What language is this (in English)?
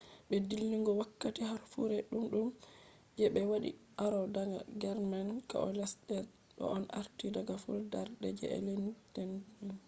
Fula